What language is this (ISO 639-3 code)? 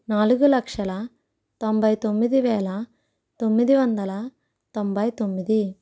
tel